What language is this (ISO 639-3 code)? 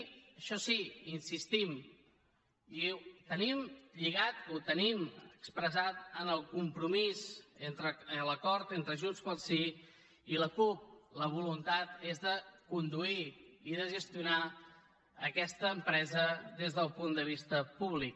cat